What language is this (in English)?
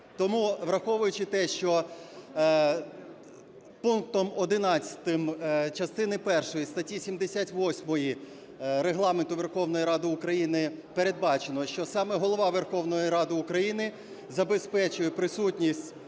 Ukrainian